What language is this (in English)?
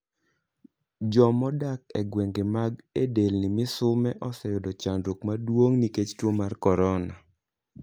Luo (Kenya and Tanzania)